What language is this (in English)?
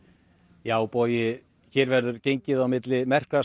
Icelandic